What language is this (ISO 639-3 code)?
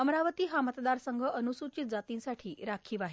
mar